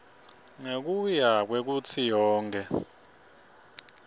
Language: Swati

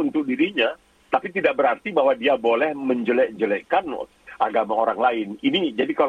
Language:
Indonesian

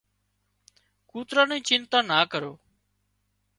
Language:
Wadiyara Koli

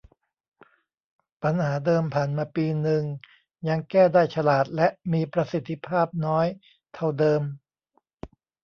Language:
Thai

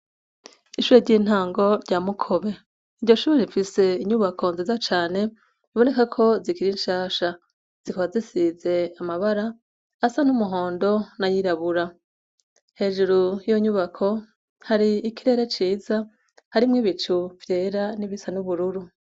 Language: Rundi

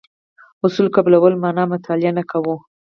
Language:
Pashto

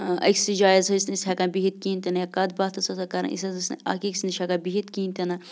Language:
Kashmiri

